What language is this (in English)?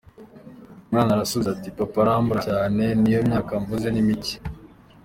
Kinyarwanda